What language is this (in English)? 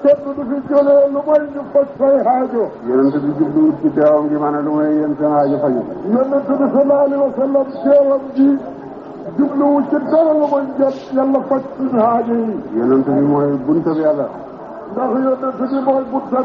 Turkish